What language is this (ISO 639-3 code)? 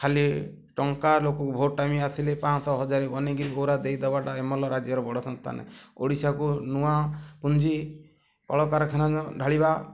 ori